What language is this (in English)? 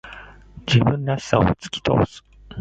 Japanese